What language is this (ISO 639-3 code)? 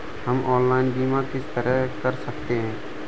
hin